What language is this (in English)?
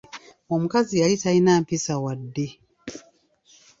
Ganda